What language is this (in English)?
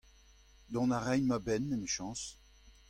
Breton